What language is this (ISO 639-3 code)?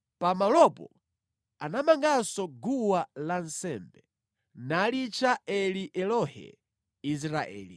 nya